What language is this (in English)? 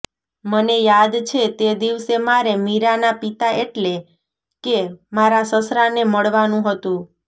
Gujarati